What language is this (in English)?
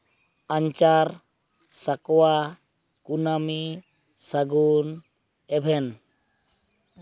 Santali